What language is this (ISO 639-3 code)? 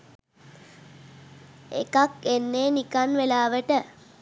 sin